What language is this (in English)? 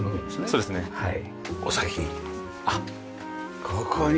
Japanese